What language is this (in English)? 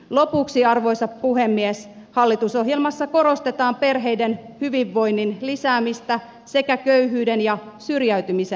Finnish